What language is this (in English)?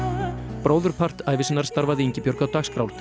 Icelandic